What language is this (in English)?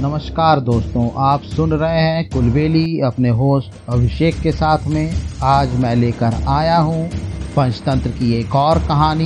Hindi